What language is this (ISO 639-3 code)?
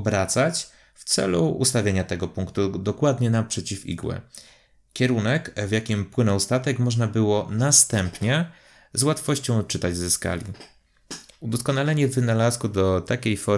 pol